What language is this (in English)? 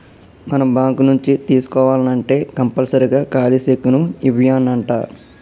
Telugu